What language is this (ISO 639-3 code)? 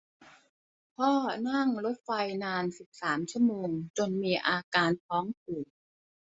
tha